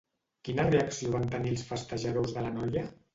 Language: Catalan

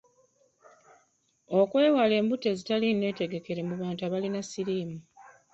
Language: Ganda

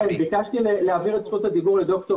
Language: Hebrew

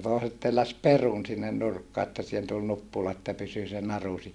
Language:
Finnish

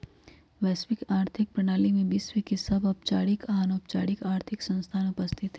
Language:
Magahi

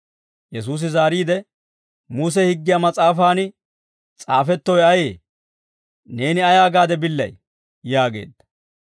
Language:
Dawro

